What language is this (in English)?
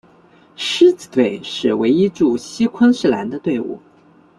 Chinese